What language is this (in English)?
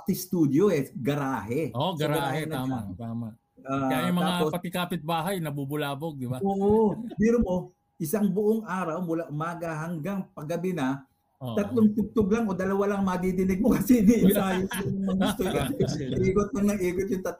Filipino